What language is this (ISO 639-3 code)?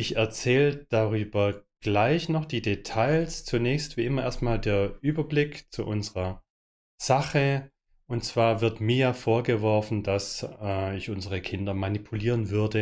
deu